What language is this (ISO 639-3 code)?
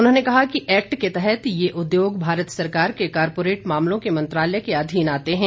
hin